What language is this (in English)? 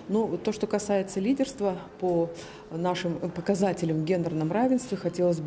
Russian